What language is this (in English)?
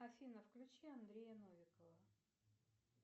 Russian